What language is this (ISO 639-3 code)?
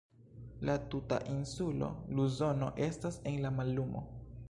epo